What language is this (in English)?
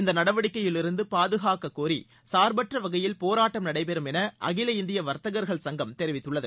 Tamil